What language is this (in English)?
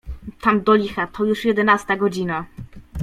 Polish